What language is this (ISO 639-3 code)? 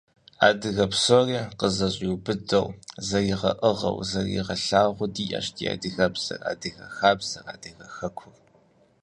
kbd